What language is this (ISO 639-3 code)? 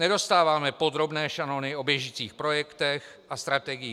ces